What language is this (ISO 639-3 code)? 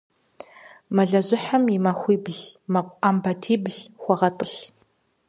kbd